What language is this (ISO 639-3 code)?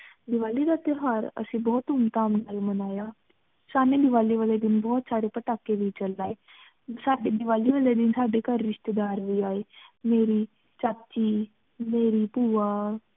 pan